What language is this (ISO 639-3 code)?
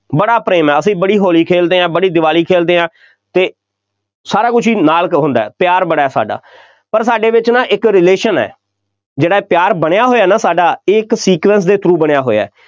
pan